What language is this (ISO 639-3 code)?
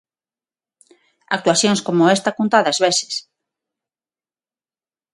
glg